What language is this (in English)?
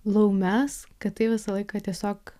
Lithuanian